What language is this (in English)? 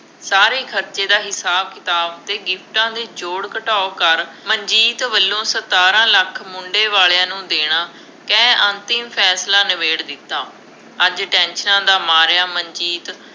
Punjabi